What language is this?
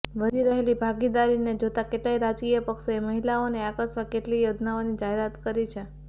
Gujarati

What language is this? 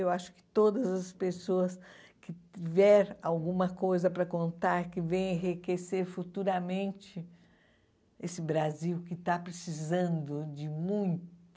Portuguese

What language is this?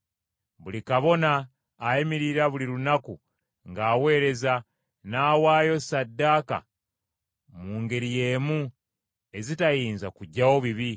Ganda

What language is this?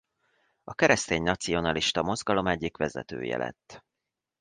Hungarian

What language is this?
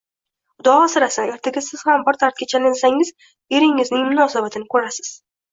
Uzbek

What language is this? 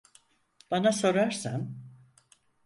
Turkish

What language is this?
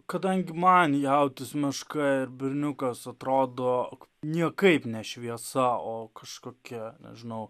Lithuanian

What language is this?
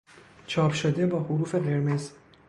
Persian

